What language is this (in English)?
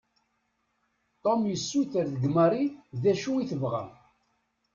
Kabyle